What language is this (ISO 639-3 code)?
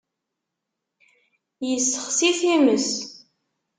kab